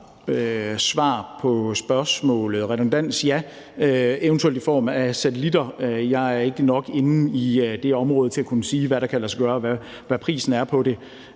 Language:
Danish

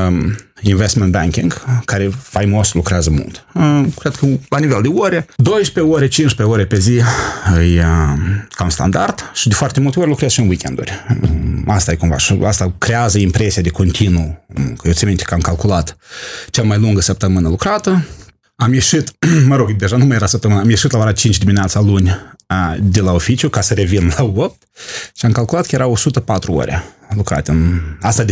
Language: Romanian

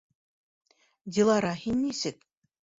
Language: Bashkir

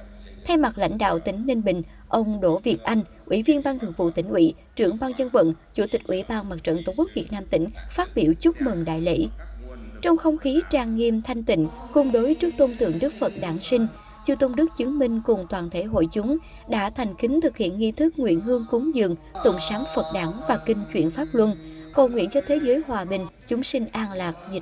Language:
Vietnamese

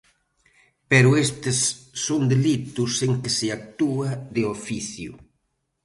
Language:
Galician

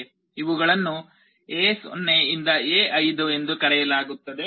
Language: Kannada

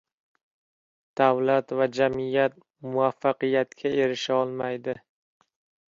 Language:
Uzbek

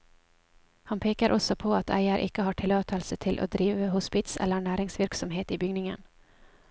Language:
Norwegian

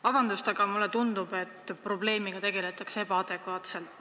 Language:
Estonian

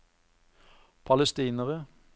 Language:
Norwegian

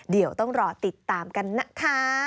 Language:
Thai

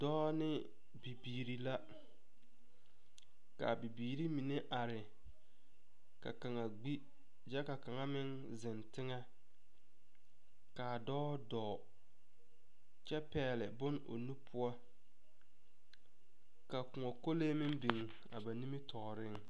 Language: Southern Dagaare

